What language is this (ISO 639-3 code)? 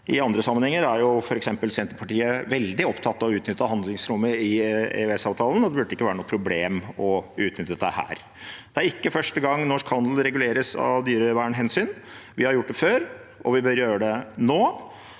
nor